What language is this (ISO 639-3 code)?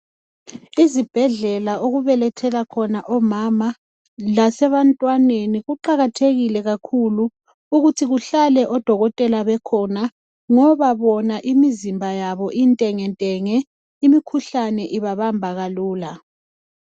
nde